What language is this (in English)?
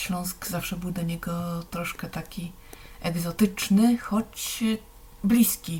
Polish